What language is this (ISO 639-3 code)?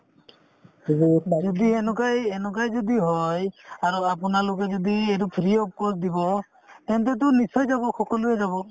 asm